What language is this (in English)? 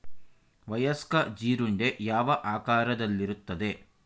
Kannada